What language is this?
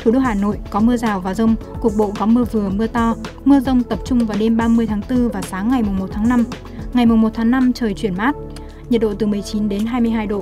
Vietnamese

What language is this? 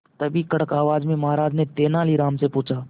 Hindi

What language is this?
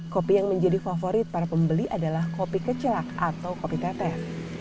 Indonesian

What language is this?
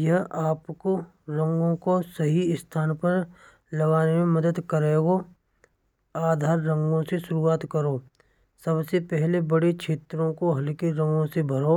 Braj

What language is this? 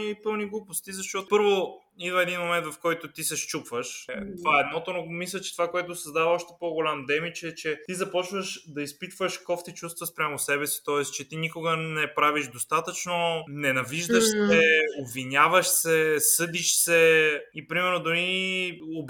Bulgarian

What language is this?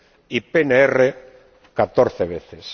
Spanish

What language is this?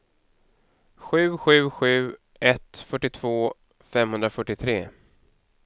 Swedish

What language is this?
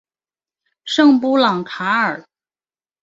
Chinese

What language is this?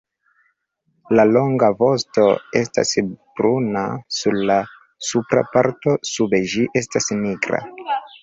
Esperanto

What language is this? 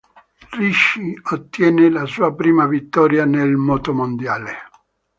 Italian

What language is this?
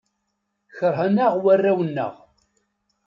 Kabyle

